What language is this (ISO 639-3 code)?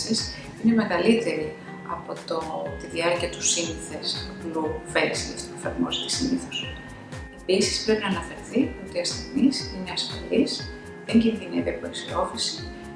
ell